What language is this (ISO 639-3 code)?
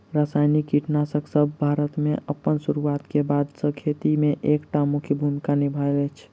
mai